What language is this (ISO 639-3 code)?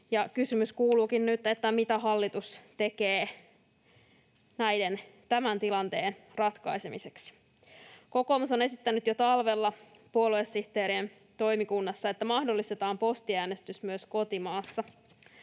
fin